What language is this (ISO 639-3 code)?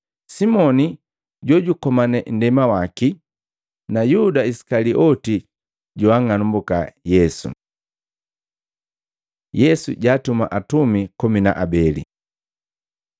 mgv